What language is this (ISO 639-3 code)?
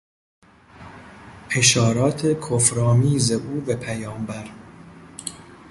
fas